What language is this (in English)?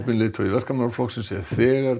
Icelandic